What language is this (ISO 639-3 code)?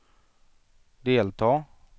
swe